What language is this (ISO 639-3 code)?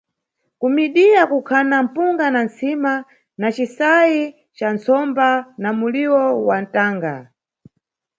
nyu